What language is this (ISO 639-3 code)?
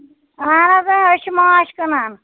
kas